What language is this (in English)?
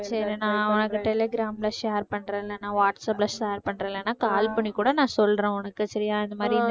Tamil